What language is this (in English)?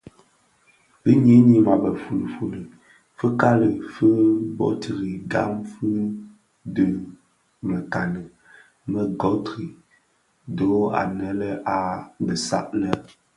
Bafia